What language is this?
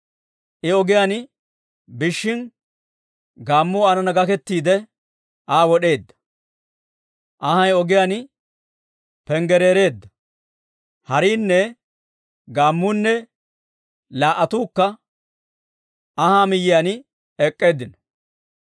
Dawro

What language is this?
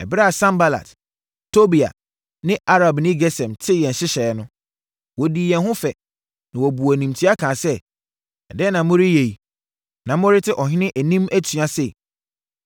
Akan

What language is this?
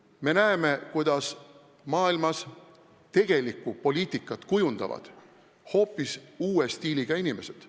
Estonian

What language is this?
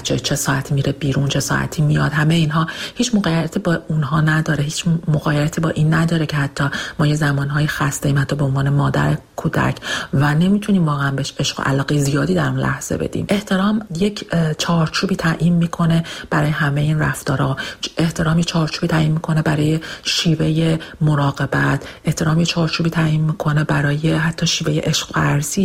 Persian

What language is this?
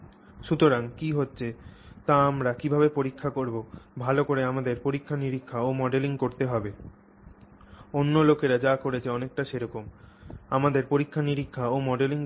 Bangla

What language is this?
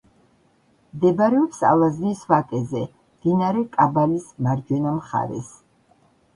Georgian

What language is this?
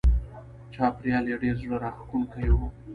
Pashto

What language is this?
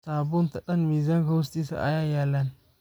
Somali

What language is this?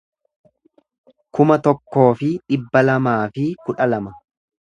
Oromo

